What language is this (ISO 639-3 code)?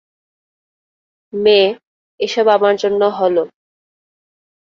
ben